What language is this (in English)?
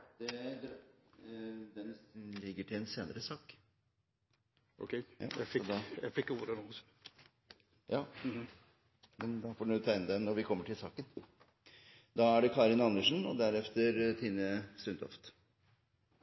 Norwegian